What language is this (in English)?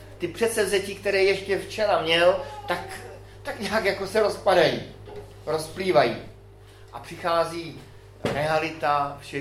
Czech